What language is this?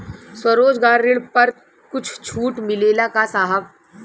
Bhojpuri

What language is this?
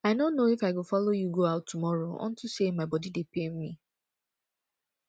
Nigerian Pidgin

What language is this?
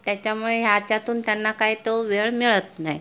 Marathi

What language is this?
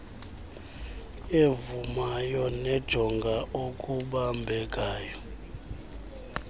Xhosa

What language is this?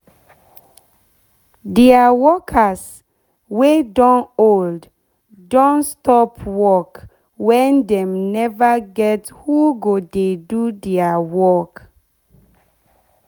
Nigerian Pidgin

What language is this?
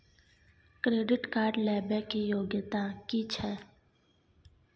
Maithili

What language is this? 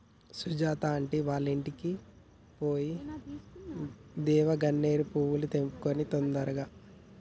Telugu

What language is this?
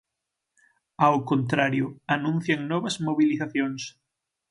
Galician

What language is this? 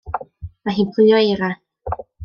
Welsh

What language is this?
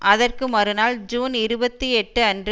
Tamil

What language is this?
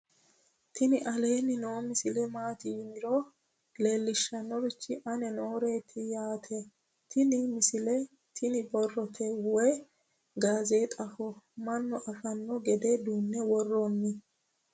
Sidamo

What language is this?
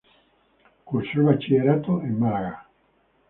Spanish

